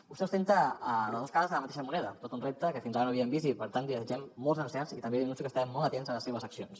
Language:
Catalan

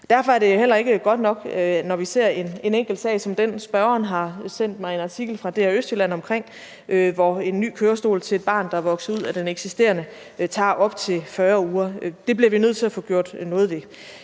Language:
Danish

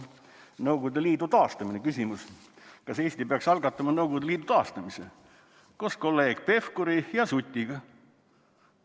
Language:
Estonian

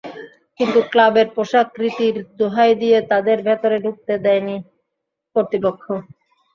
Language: Bangla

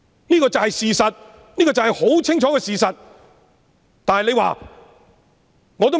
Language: Cantonese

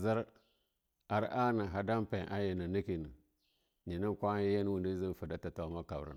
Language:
Longuda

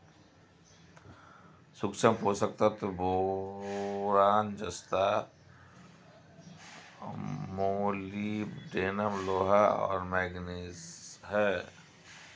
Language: Hindi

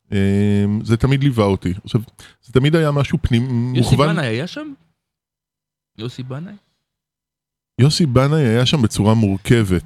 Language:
Hebrew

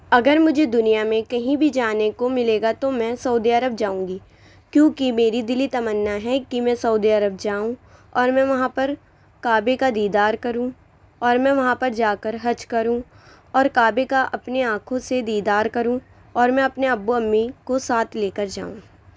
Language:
Urdu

